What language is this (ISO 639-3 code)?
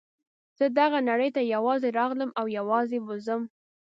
pus